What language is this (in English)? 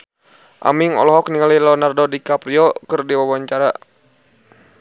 Sundanese